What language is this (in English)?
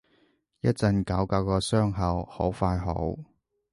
Cantonese